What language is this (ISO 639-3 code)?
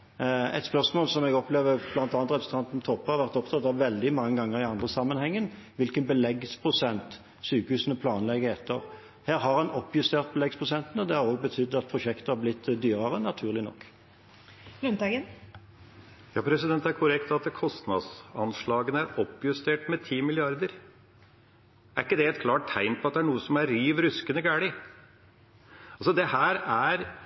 nob